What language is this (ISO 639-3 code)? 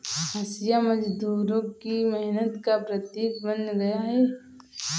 hin